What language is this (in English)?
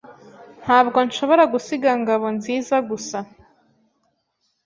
Kinyarwanda